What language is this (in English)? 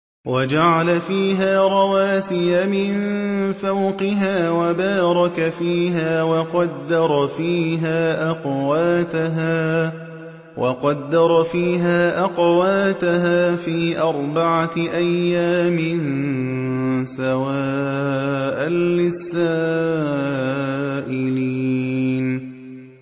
Arabic